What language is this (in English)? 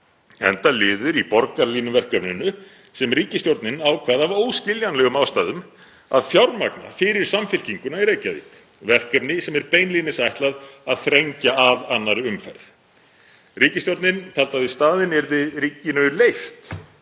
Icelandic